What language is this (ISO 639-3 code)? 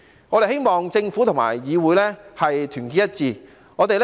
yue